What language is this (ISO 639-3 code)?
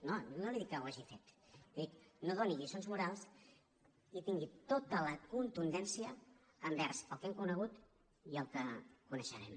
cat